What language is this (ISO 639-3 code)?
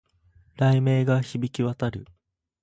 jpn